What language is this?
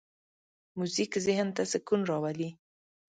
Pashto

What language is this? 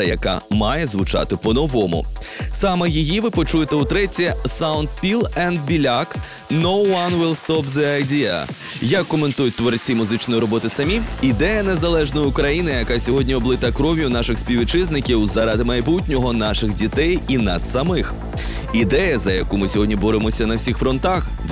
Ukrainian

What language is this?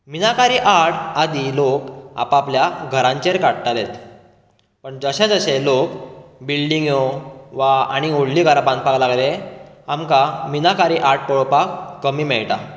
Konkani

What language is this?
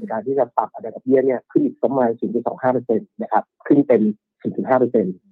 Thai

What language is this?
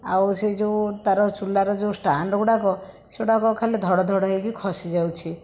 Odia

